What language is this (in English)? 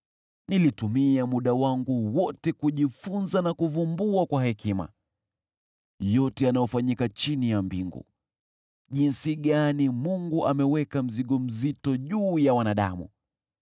Swahili